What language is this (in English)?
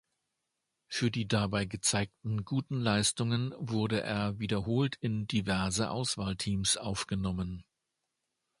German